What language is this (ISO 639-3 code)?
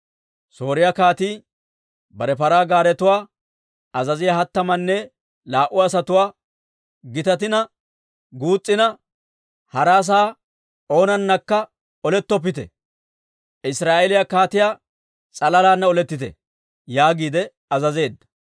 dwr